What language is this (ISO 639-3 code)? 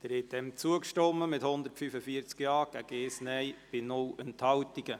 gsw